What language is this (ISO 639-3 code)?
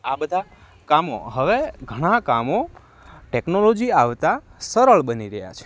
guj